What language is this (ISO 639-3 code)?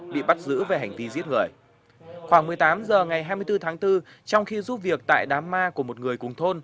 vie